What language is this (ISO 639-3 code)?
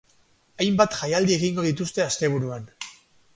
eus